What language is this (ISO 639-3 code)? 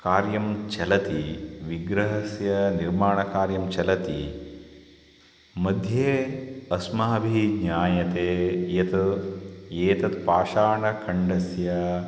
san